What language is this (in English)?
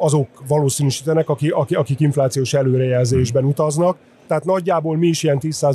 Hungarian